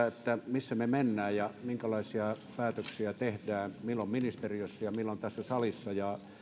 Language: Finnish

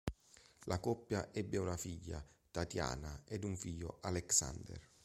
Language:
Italian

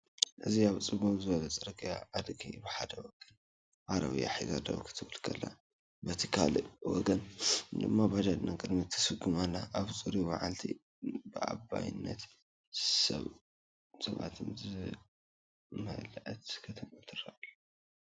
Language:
Tigrinya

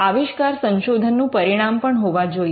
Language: Gujarati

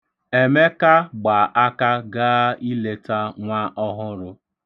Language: Igbo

